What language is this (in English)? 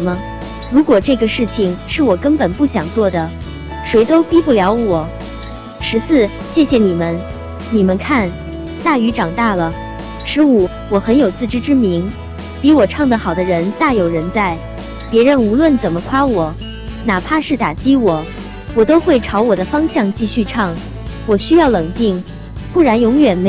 Chinese